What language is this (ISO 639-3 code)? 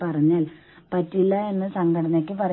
mal